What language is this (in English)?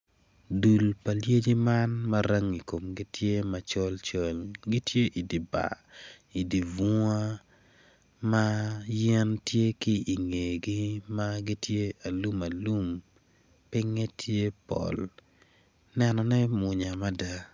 Acoli